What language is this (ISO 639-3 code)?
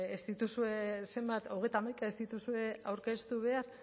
eus